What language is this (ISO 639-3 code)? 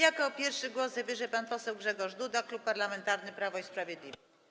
pol